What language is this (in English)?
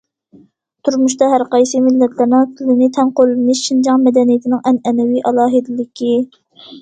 Uyghur